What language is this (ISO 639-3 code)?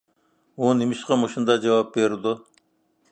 uig